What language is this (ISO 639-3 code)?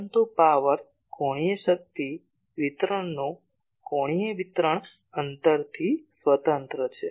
guj